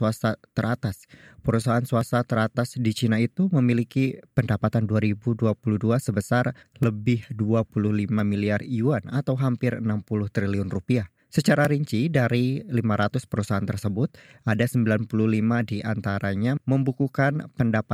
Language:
Indonesian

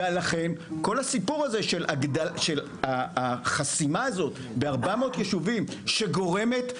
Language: Hebrew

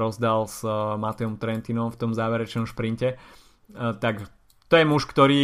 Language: Slovak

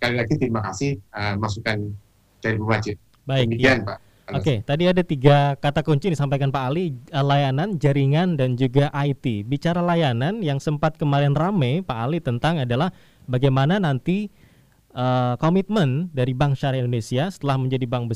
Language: Indonesian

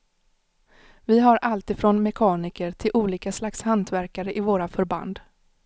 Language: Swedish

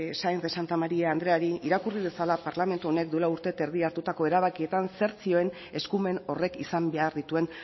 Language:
Basque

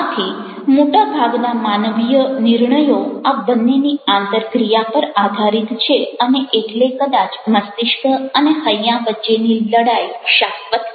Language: Gujarati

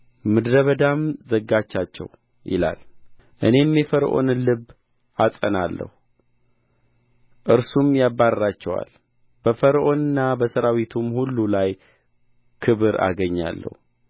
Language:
Amharic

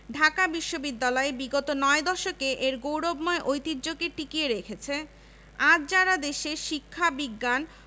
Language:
Bangla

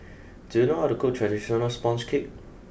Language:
English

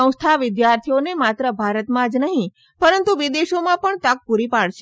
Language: Gujarati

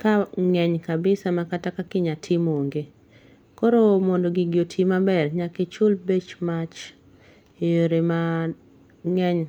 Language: Luo (Kenya and Tanzania)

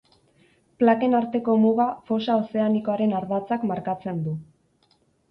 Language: Basque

